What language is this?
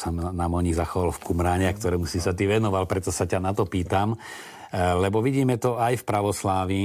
Slovak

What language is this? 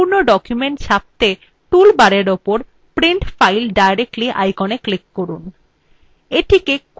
Bangla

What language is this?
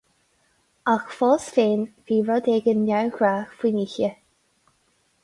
Irish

